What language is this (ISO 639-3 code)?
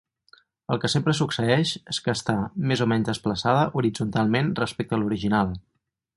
cat